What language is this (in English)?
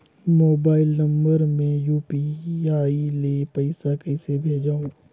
Chhattisgarhi